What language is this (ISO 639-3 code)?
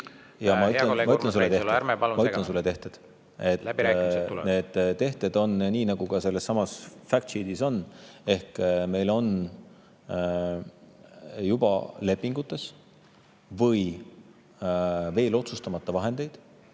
est